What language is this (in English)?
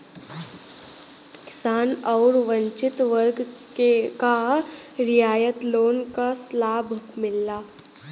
Bhojpuri